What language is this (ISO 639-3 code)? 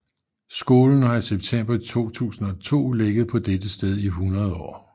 dan